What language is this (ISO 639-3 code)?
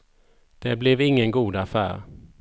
swe